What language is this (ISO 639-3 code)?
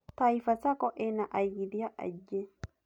kik